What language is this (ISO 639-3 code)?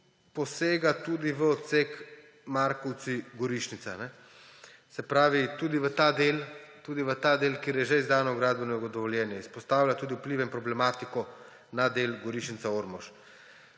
slv